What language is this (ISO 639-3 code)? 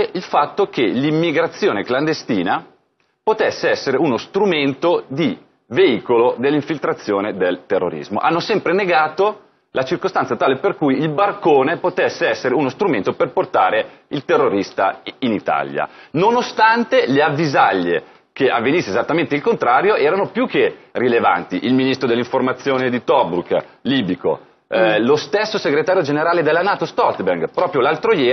ita